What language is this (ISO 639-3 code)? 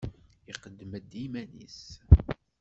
kab